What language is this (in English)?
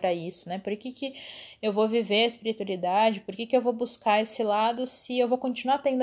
Portuguese